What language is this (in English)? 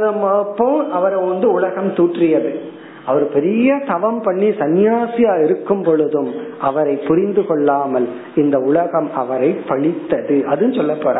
Tamil